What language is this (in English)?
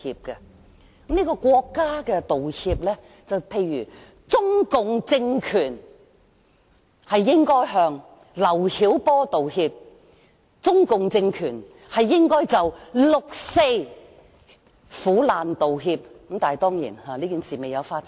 Cantonese